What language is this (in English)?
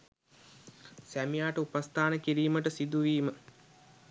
Sinhala